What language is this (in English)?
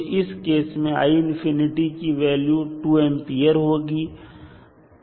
Hindi